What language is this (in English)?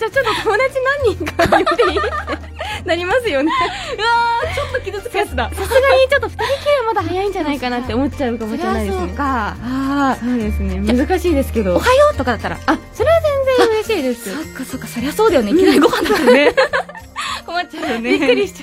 Japanese